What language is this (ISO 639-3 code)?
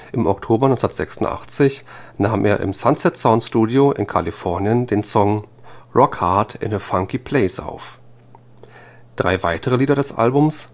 deu